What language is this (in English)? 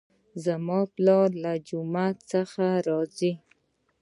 Pashto